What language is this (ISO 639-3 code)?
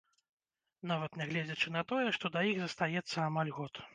bel